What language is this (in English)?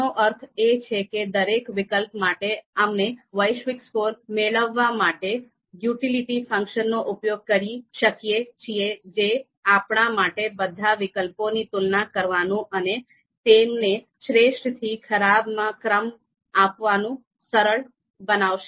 Gujarati